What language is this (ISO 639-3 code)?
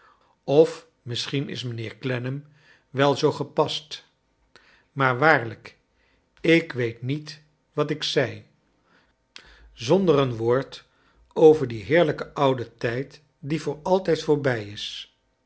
nld